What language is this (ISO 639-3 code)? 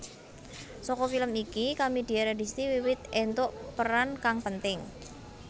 jav